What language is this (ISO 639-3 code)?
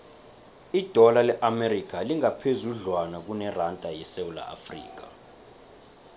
nbl